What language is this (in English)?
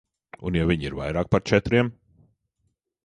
Latvian